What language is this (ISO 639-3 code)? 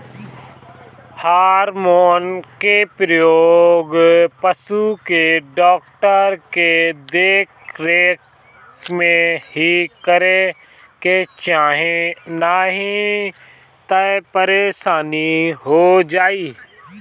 bho